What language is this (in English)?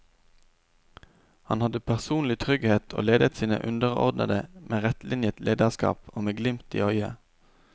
Norwegian